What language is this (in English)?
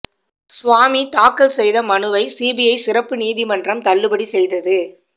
Tamil